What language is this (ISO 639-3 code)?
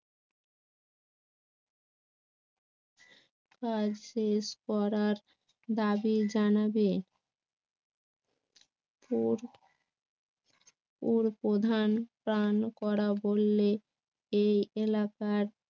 ben